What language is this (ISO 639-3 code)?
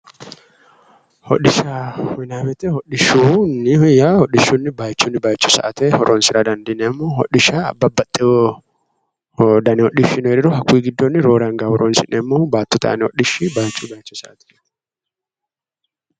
sid